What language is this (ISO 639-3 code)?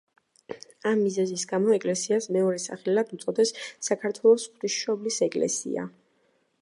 kat